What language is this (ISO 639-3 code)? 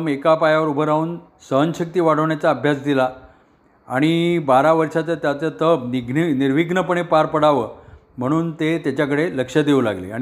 mar